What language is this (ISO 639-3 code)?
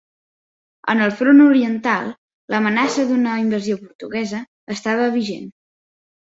cat